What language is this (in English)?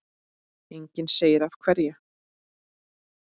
Icelandic